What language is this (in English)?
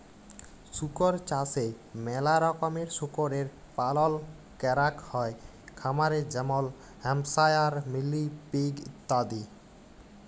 Bangla